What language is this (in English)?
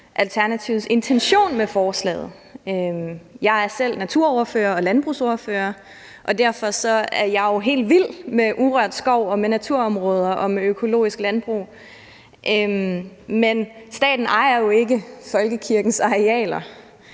Danish